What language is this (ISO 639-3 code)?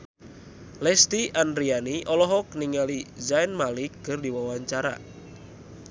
sun